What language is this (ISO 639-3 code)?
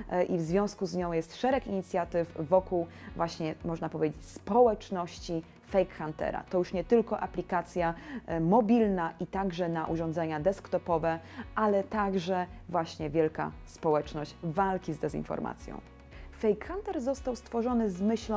pol